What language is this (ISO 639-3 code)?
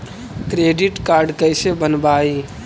mag